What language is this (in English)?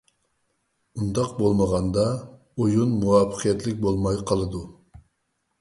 Uyghur